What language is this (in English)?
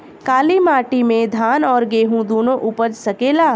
Bhojpuri